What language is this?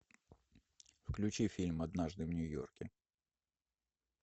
Russian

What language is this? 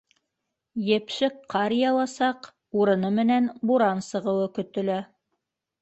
Bashkir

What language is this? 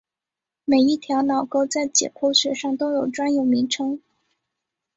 Chinese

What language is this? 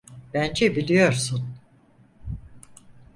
Turkish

